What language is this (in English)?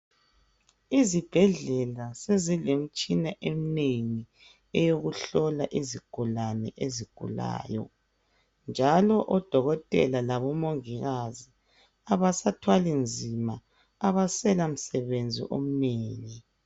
North Ndebele